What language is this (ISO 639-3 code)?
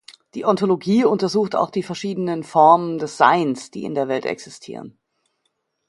deu